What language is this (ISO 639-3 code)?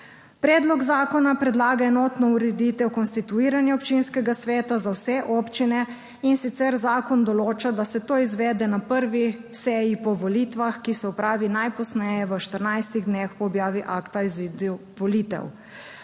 slv